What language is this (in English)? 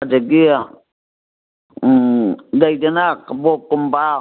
Manipuri